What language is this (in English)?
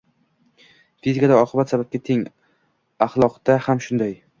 Uzbek